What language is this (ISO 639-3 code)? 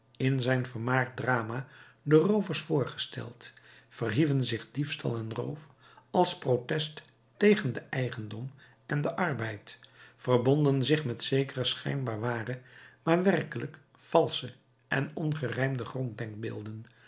nld